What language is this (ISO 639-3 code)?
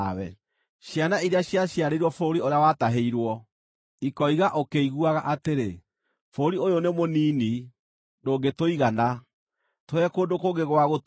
kik